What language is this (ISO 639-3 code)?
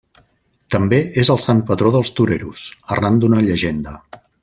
cat